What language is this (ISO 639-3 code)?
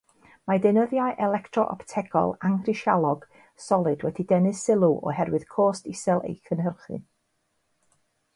cym